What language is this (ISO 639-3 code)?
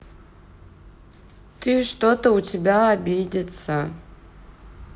rus